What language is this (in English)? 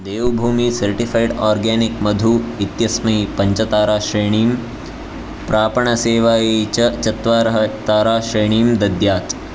Sanskrit